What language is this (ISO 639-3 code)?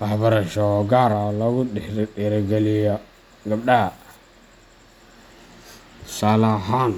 som